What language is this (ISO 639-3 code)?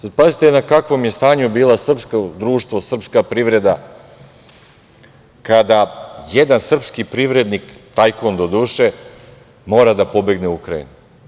srp